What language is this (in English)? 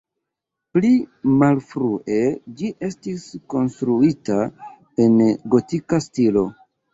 Esperanto